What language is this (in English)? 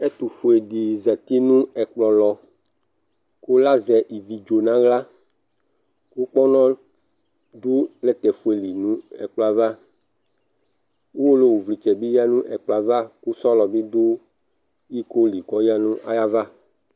Ikposo